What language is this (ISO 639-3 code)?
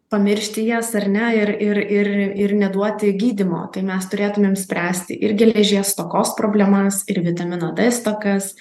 lit